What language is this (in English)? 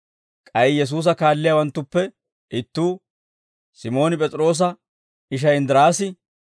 Dawro